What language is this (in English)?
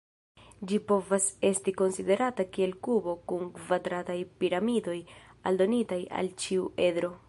Esperanto